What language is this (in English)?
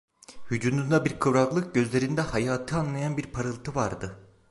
Turkish